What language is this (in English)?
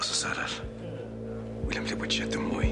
Welsh